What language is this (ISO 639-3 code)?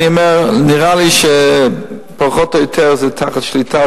heb